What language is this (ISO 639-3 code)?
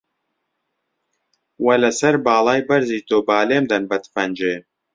ckb